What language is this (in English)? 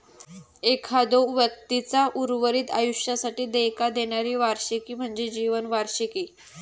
Marathi